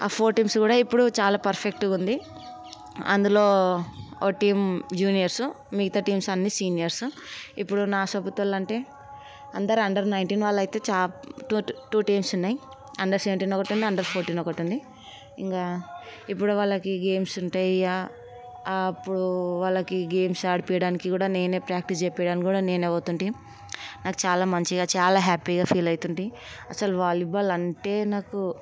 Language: Telugu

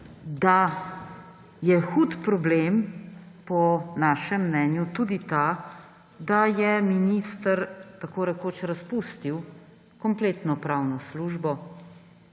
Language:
Slovenian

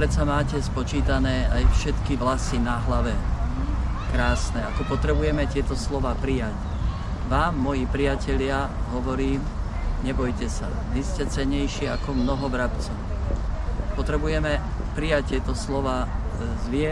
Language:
Slovak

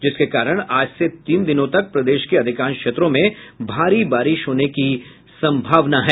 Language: Hindi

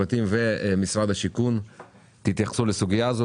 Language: Hebrew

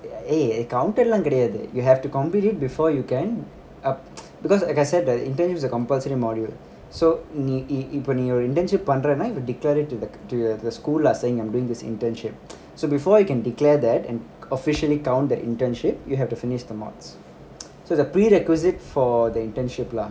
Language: English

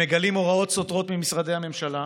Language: Hebrew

